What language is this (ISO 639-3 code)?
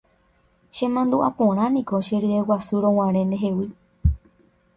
grn